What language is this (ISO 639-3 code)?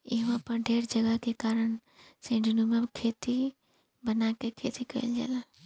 bho